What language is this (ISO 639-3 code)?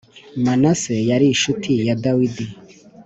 kin